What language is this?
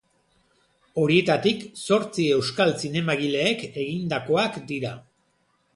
Basque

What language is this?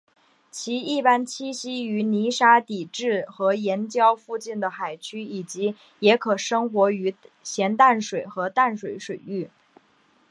Chinese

